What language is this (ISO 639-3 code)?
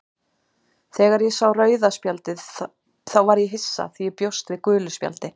isl